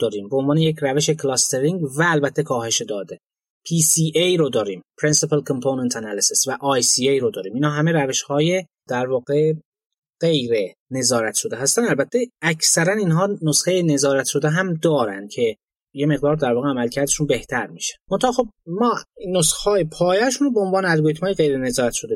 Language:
Persian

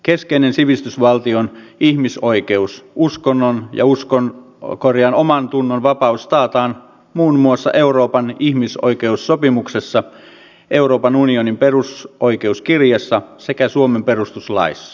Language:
Finnish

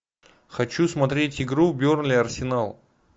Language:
Russian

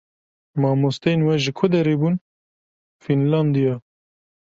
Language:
Kurdish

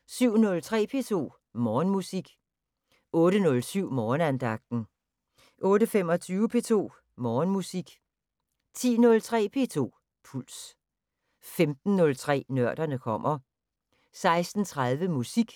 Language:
Danish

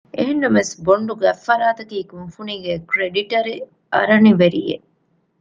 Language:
Divehi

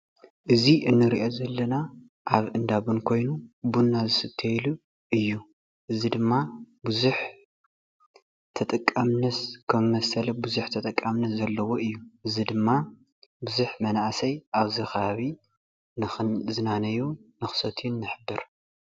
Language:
Tigrinya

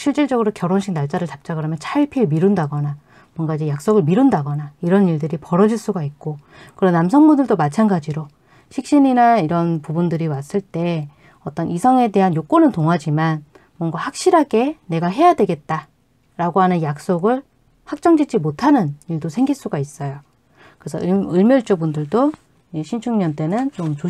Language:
Korean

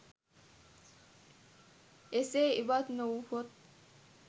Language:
Sinhala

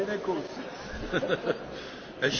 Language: German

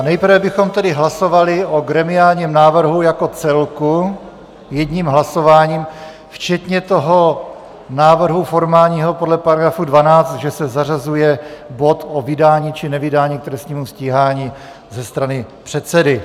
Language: Czech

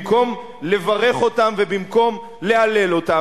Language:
Hebrew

